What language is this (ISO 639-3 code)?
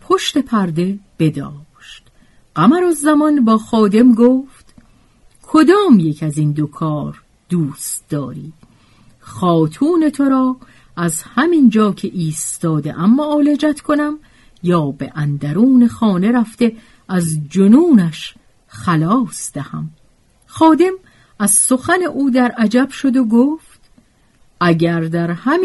fas